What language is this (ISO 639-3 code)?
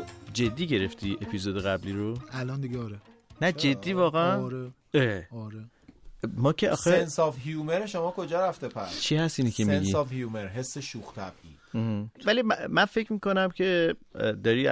fas